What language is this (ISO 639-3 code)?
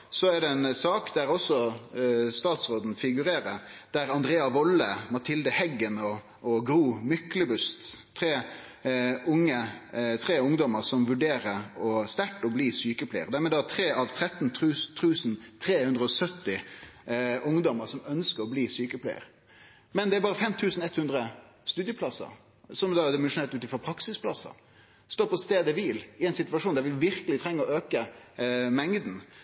nno